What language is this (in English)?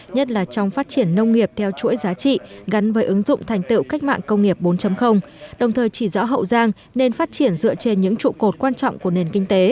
Vietnamese